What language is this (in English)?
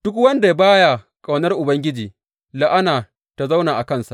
Hausa